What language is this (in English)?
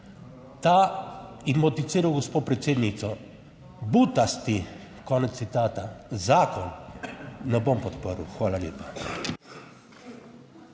Slovenian